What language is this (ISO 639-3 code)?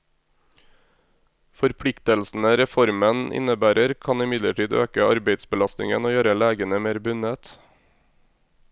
nor